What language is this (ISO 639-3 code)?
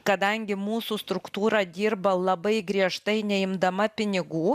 lit